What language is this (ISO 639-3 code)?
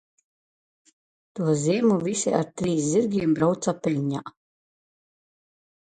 lav